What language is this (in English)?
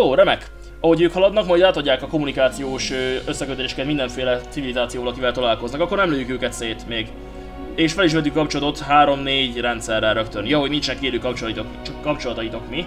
Hungarian